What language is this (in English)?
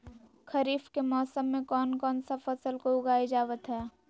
Magahi